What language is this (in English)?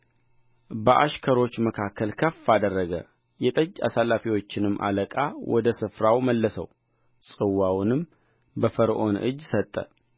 Amharic